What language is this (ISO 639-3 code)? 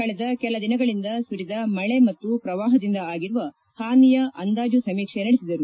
kan